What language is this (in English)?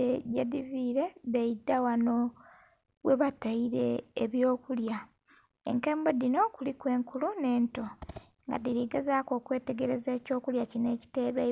Soga